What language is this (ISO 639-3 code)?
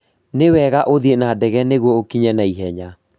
kik